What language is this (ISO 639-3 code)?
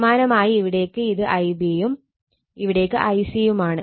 mal